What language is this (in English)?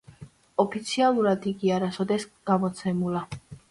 Georgian